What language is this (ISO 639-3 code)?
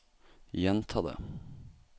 nor